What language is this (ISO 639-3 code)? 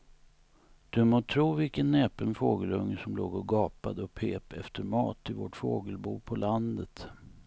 swe